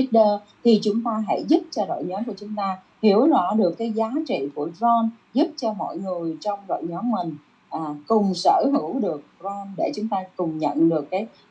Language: Vietnamese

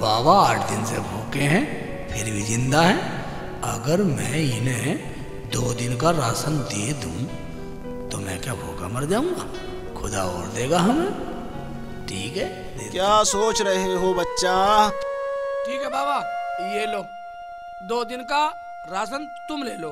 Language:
Hindi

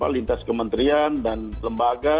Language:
Indonesian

